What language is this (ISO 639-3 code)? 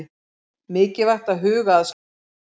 isl